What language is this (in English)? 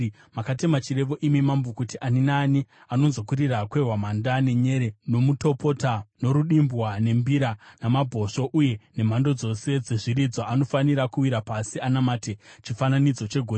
Shona